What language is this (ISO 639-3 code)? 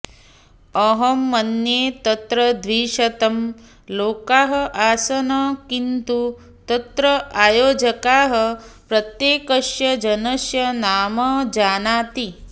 san